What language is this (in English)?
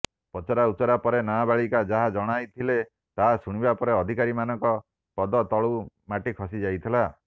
Odia